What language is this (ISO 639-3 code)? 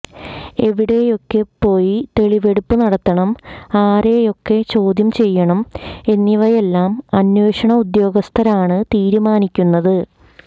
mal